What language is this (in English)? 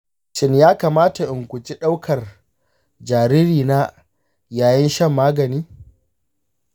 Hausa